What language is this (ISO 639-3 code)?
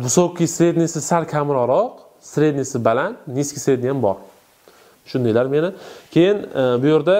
tur